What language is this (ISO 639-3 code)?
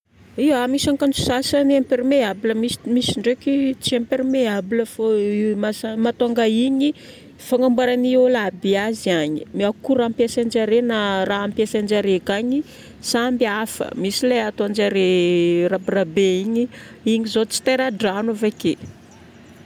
bmm